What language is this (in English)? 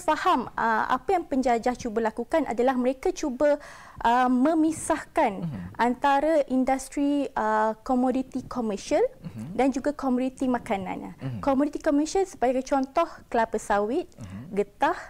Malay